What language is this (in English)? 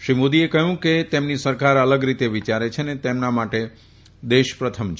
Gujarati